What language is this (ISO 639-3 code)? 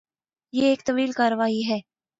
urd